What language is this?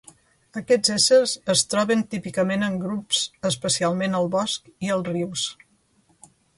Catalan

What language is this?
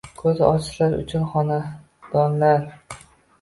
Uzbek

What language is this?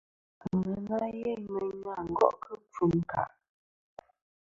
Kom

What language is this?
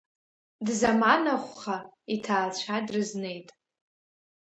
Abkhazian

